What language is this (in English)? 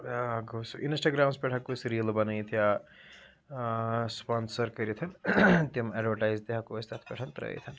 Kashmiri